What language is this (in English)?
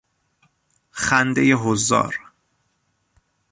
Persian